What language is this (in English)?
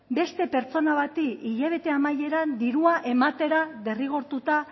Basque